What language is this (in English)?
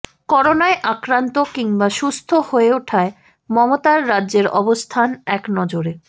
Bangla